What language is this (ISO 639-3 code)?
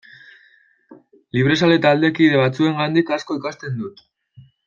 eus